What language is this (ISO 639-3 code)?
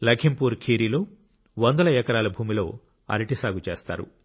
tel